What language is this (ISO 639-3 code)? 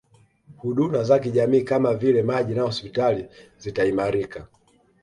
swa